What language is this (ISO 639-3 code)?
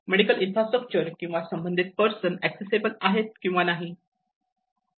mar